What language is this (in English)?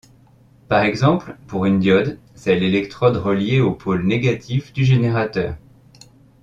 French